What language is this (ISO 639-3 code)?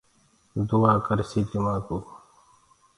ggg